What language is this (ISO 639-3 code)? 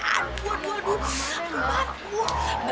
ind